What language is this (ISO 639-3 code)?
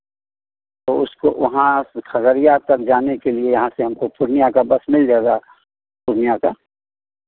hin